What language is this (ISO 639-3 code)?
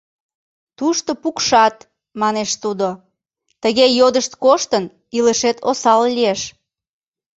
chm